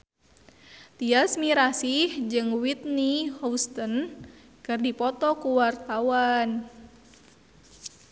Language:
Sundanese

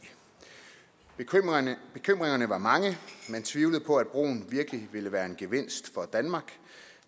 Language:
Danish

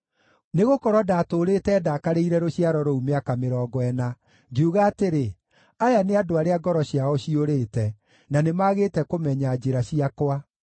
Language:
Kikuyu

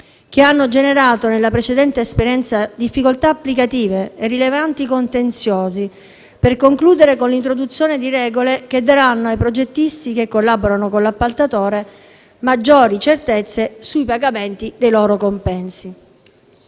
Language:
Italian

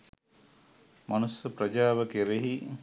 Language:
Sinhala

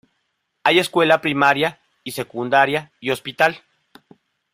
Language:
Spanish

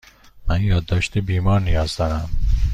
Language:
Persian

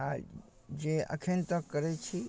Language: Maithili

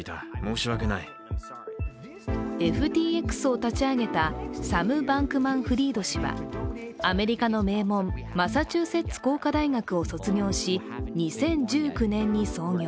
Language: Japanese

